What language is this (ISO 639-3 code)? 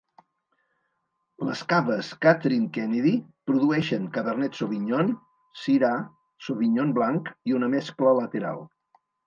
cat